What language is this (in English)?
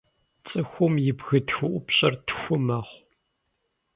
Kabardian